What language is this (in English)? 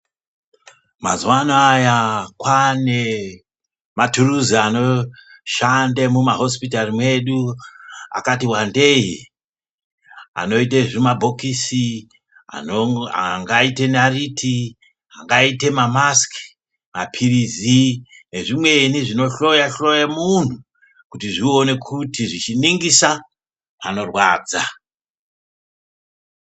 Ndau